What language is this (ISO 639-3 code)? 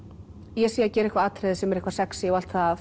isl